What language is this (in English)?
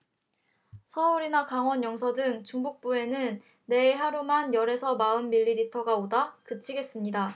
Korean